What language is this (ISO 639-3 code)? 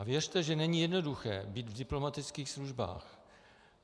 ces